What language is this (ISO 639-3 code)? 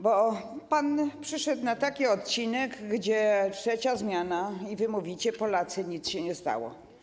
pol